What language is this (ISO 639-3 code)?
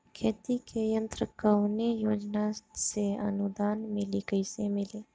bho